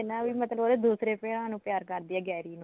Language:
Punjabi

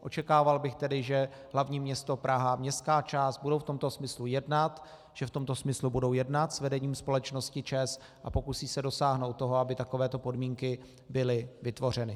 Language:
Czech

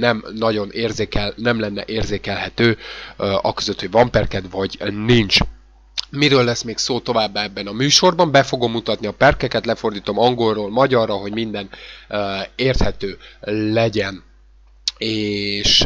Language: Hungarian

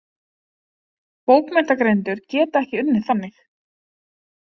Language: Icelandic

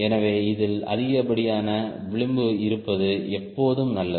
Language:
Tamil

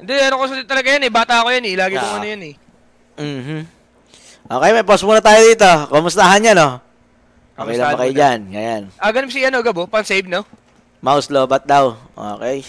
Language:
Filipino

